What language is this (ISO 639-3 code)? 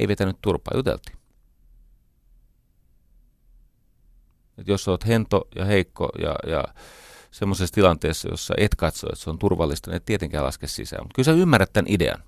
fin